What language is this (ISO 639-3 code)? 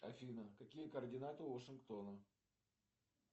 rus